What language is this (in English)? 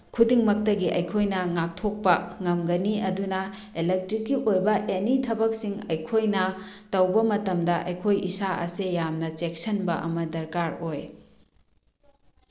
Manipuri